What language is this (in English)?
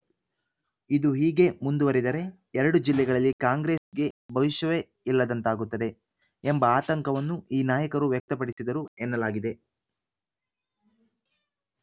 Kannada